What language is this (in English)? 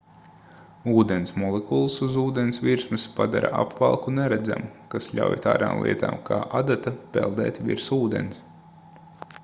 Latvian